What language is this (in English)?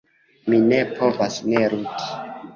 Esperanto